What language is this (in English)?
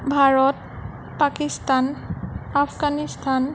Assamese